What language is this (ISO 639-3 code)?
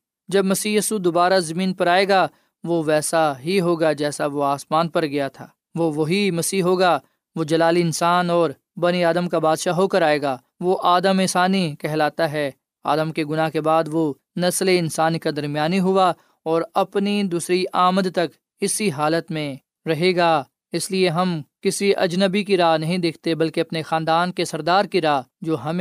urd